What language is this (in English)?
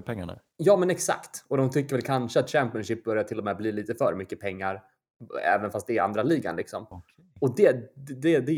Swedish